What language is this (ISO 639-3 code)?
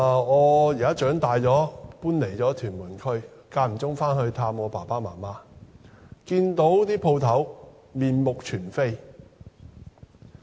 yue